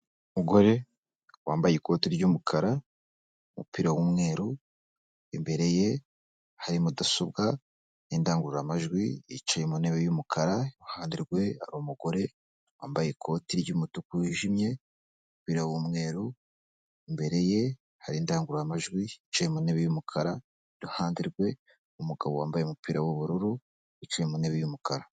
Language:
Kinyarwanda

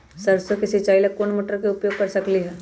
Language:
Magahi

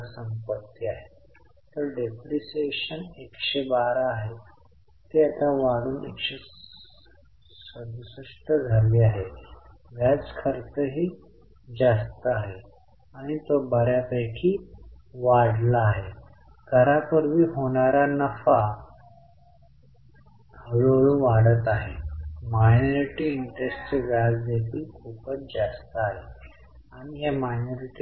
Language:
Marathi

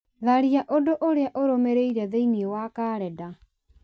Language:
Kikuyu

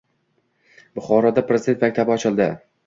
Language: Uzbek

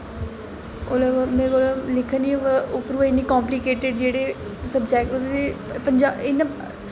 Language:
Dogri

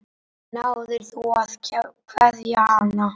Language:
Icelandic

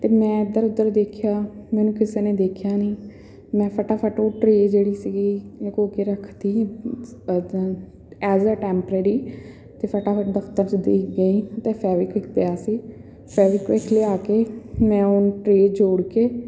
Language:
Punjabi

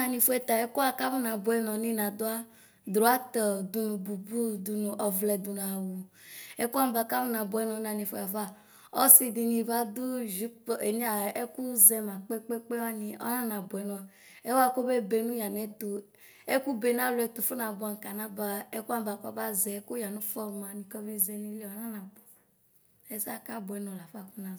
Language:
Ikposo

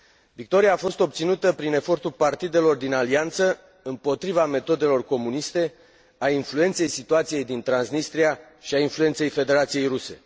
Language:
Romanian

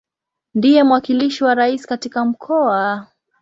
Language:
Swahili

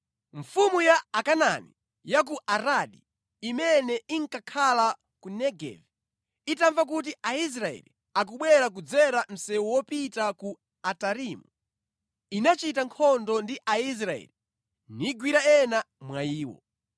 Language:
Nyanja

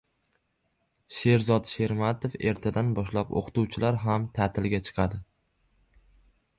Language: Uzbek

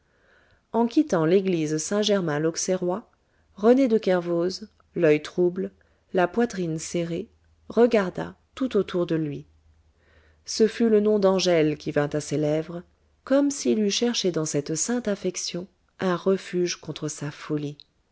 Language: French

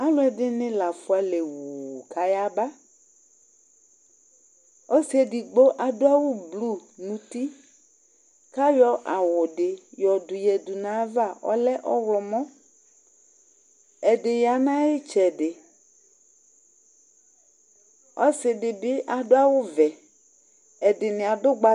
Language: Ikposo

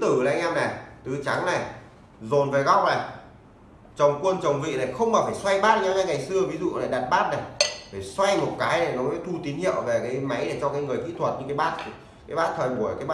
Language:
Vietnamese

